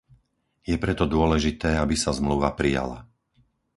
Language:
Slovak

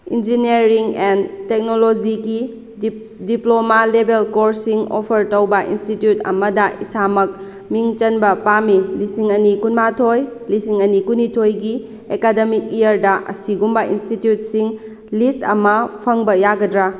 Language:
Manipuri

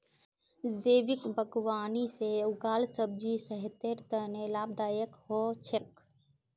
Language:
Magahi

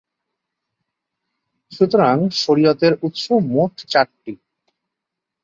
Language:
Bangla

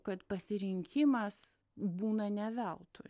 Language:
Lithuanian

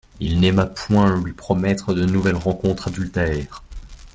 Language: French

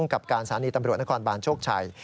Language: Thai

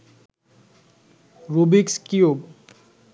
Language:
Bangla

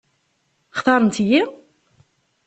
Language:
Kabyle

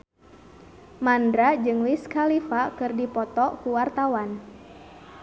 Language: Sundanese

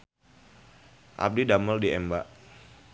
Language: Sundanese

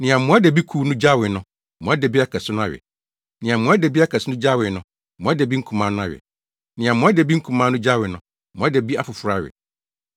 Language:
Akan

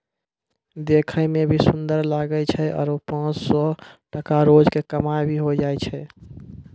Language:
Maithili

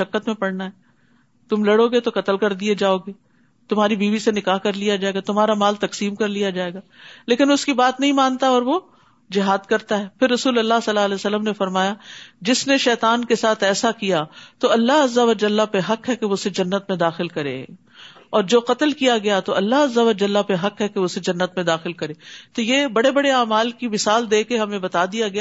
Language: Urdu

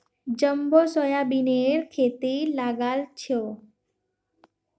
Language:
Magahi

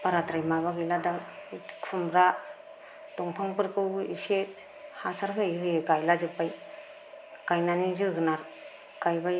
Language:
Bodo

